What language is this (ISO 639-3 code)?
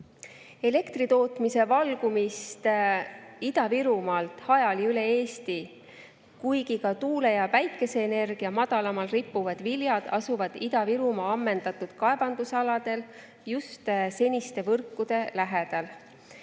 est